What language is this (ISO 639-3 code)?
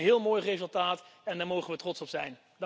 nld